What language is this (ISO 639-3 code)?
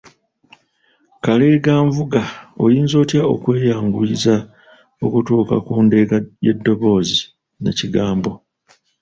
lug